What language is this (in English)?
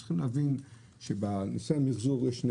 Hebrew